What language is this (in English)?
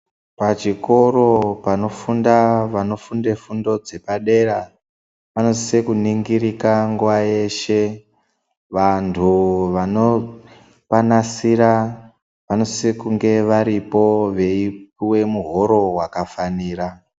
Ndau